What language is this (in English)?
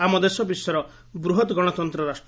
Odia